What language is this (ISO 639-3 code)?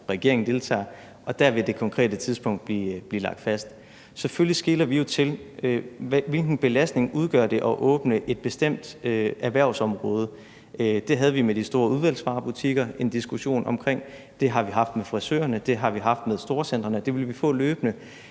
dan